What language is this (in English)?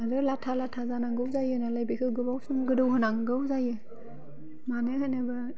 Bodo